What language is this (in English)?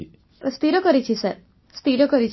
Odia